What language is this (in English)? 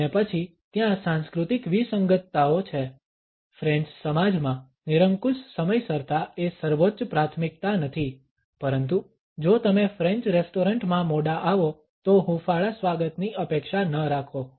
Gujarati